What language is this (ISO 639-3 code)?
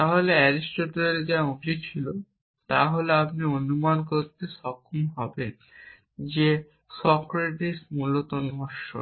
ben